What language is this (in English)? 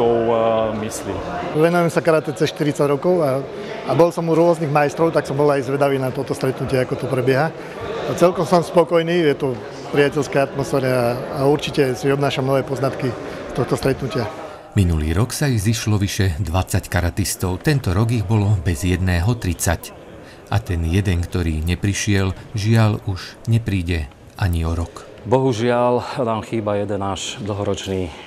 Slovak